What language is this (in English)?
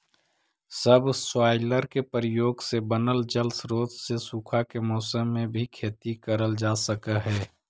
Magahi